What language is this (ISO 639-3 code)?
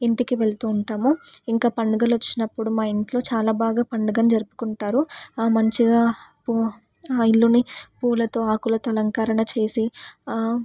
tel